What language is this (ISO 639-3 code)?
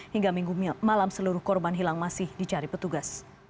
ind